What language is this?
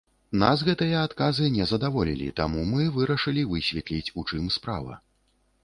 Belarusian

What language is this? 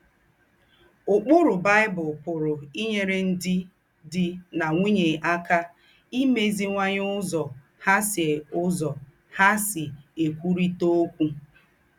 Igbo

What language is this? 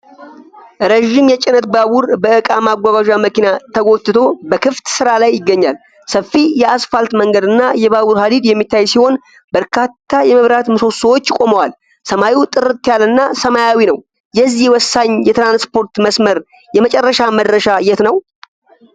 Amharic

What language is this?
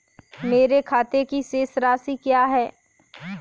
Hindi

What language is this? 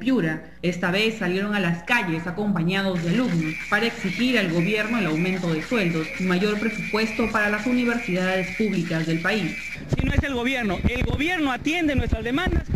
Spanish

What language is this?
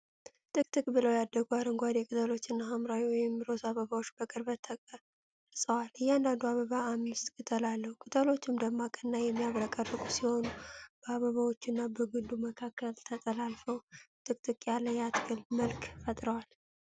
Amharic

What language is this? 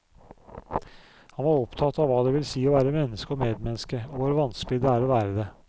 Norwegian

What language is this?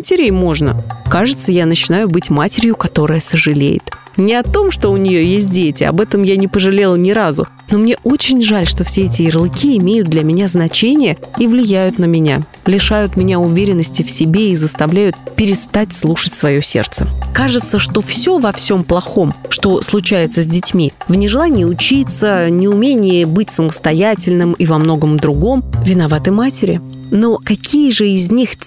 Russian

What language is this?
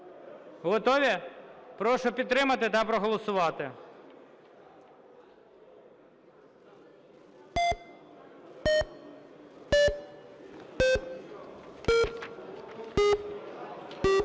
Ukrainian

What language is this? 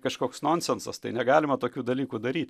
Lithuanian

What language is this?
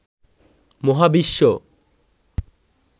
Bangla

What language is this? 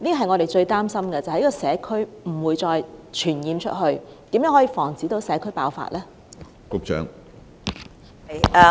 Cantonese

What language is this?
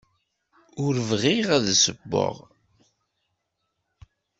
Kabyle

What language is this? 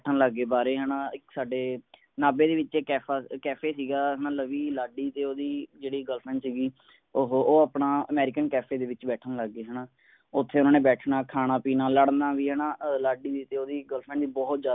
Punjabi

